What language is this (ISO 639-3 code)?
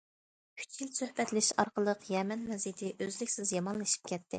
uig